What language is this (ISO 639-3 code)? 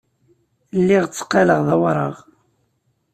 kab